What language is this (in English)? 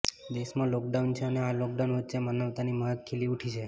Gujarati